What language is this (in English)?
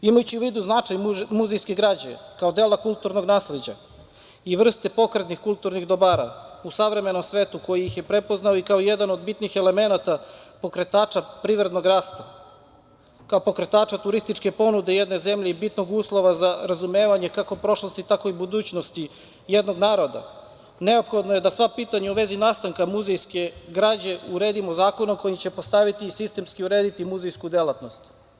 Serbian